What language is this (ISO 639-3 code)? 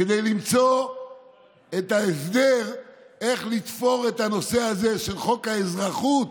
heb